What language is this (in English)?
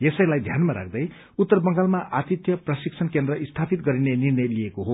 Nepali